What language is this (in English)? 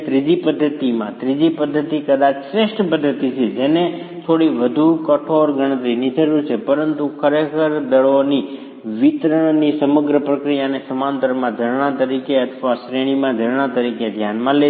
Gujarati